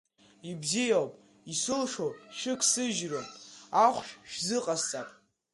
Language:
Abkhazian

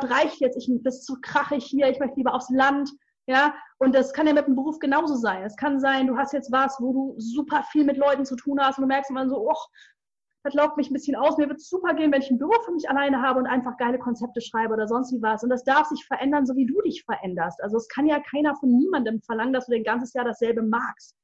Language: German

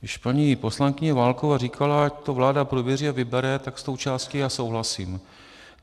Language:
Czech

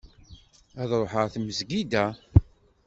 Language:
Kabyle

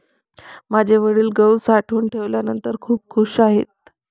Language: Marathi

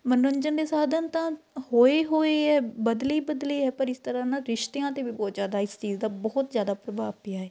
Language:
Punjabi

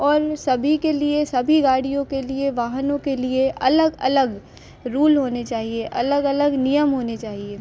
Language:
Hindi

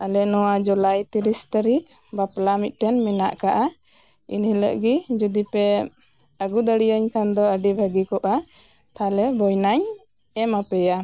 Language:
Santali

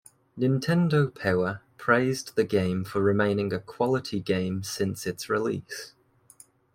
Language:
English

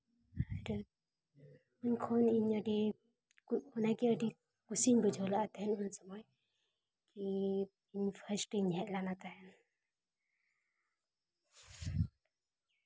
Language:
Santali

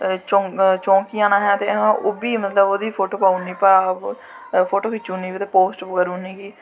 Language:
Dogri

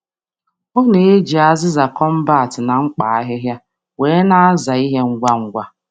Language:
Igbo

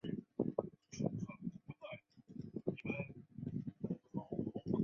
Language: Chinese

